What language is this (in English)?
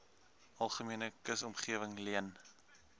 Afrikaans